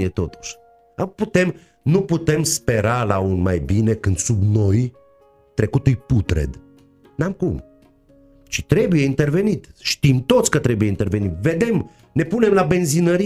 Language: Romanian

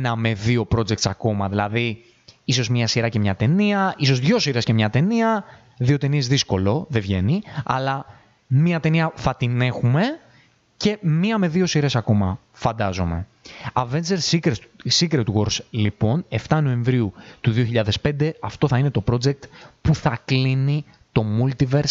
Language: Greek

